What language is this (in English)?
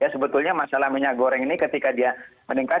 Indonesian